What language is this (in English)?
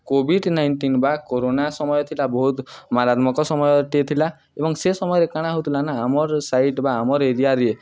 Odia